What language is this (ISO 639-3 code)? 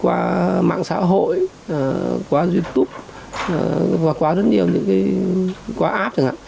vie